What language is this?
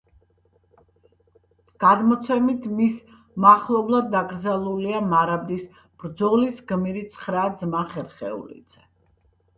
Georgian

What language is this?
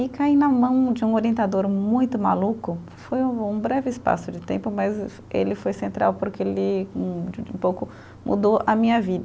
Portuguese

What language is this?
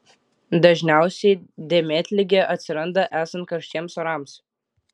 Lithuanian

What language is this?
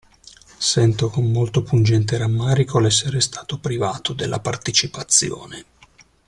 Italian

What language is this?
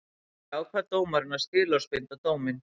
Icelandic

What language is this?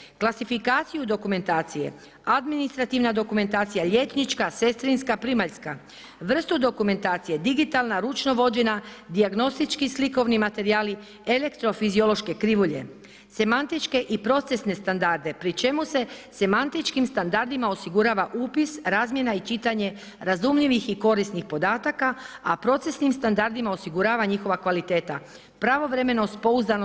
Croatian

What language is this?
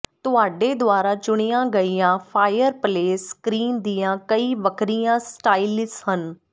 Punjabi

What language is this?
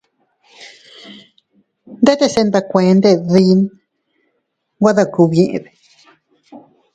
Teutila Cuicatec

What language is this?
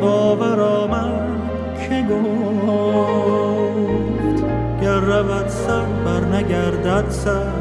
Persian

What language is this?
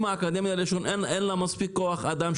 Hebrew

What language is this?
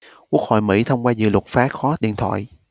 Vietnamese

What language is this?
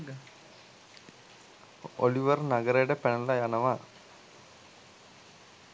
Sinhala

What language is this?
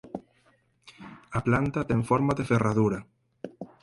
Galician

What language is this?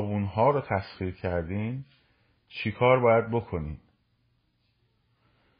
Persian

